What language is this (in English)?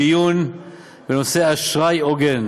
Hebrew